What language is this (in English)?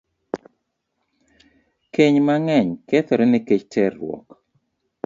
Luo (Kenya and Tanzania)